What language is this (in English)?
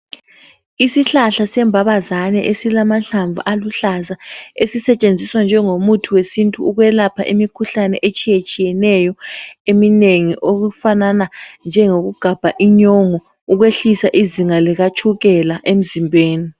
North Ndebele